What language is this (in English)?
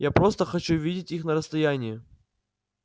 Russian